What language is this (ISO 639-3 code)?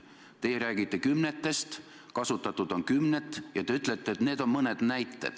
est